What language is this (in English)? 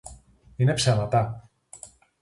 Greek